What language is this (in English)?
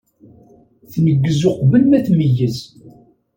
Kabyle